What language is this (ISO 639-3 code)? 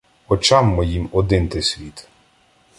ukr